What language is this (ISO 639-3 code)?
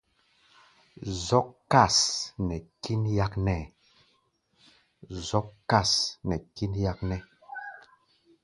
gba